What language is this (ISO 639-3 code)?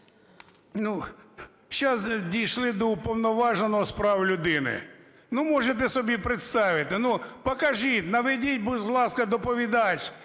ukr